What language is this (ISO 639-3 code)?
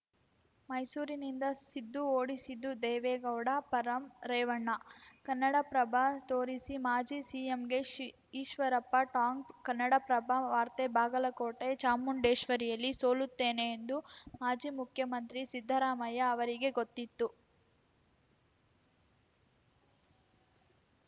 kan